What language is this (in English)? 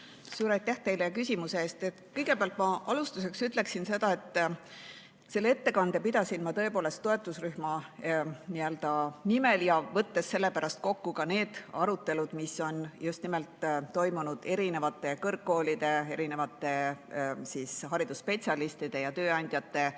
Estonian